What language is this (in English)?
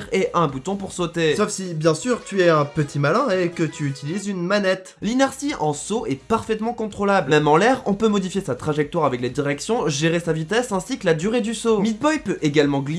French